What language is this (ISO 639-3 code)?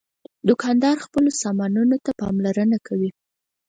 pus